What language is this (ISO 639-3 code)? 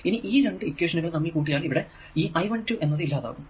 mal